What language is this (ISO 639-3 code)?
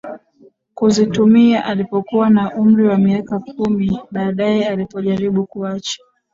swa